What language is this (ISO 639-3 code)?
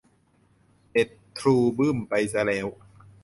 tha